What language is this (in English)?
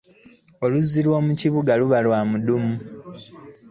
Ganda